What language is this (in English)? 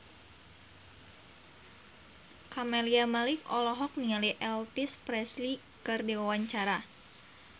Sundanese